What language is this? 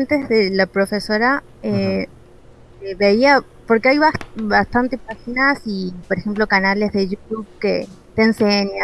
Spanish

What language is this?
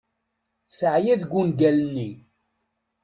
Kabyle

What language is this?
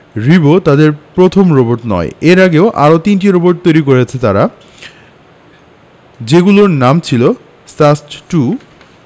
Bangla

